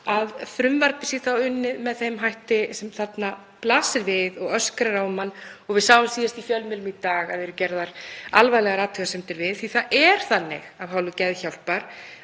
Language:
Icelandic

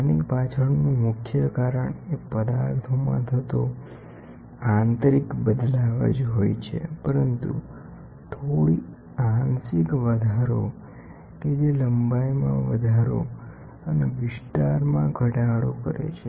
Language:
Gujarati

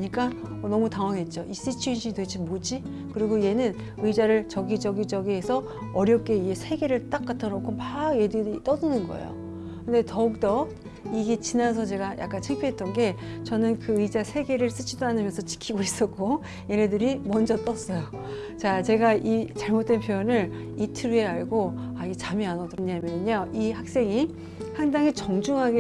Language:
Korean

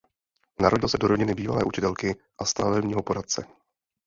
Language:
Czech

